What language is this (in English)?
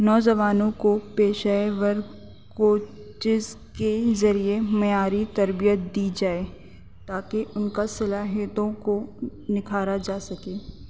Urdu